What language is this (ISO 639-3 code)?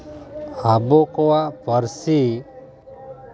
sat